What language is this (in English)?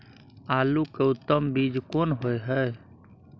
Maithili